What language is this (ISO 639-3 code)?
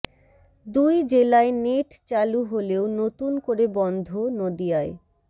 ben